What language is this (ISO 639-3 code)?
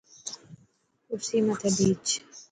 mki